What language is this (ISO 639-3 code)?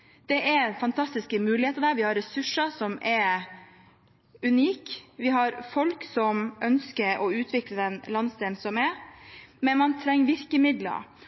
nob